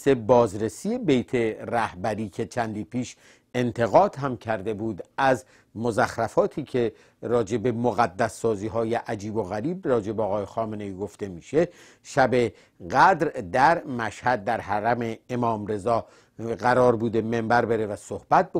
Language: Persian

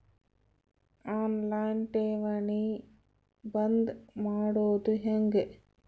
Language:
Kannada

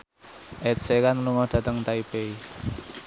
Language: Javanese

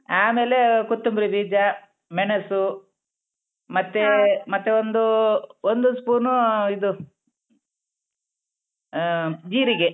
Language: Kannada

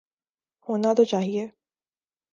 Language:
Urdu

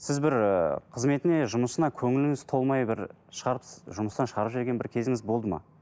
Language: Kazakh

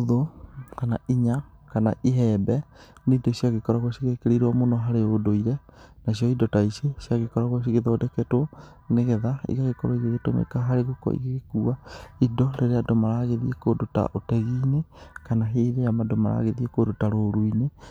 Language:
Kikuyu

